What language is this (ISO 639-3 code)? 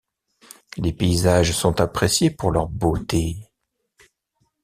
fra